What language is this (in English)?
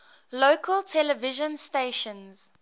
English